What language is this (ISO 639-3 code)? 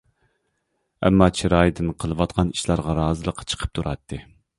uig